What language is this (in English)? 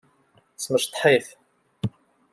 Kabyle